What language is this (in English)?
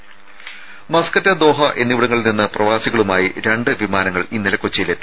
Malayalam